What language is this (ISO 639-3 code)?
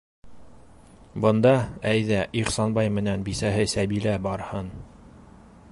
bak